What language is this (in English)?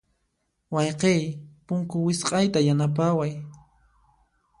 Puno Quechua